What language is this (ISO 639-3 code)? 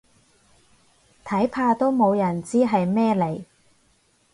yue